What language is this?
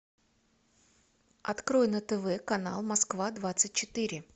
Russian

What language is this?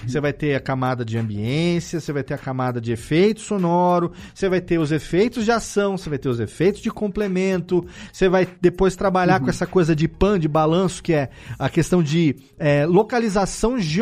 Portuguese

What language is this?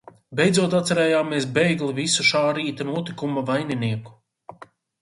Latvian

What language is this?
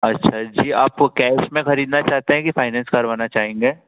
Hindi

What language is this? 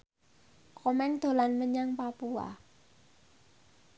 Javanese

